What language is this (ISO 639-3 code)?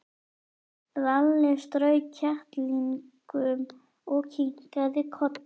isl